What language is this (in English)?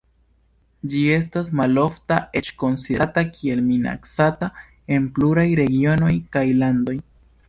Esperanto